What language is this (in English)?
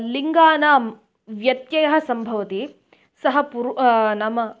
Sanskrit